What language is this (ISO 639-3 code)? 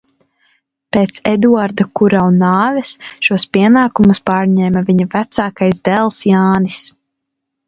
lav